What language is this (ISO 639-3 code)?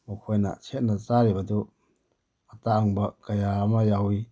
mni